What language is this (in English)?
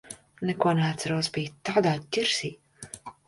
Latvian